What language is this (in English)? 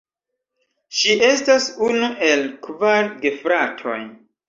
Esperanto